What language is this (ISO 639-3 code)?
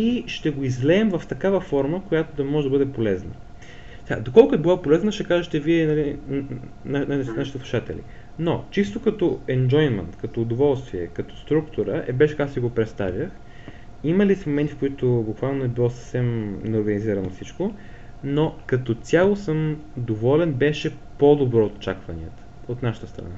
bul